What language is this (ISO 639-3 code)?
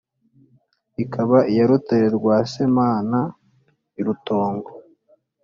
kin